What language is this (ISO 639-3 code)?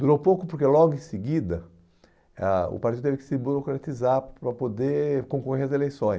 por